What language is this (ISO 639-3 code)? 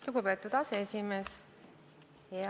est